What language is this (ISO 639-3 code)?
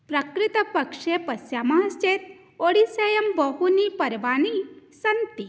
san